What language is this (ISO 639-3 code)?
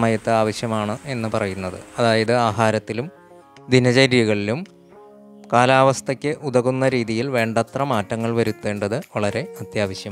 mal